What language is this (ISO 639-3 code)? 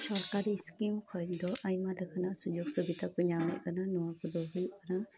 sat